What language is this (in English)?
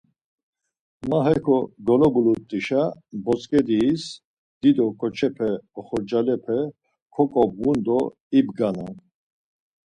Laz